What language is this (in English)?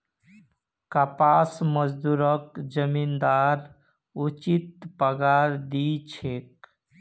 Magahi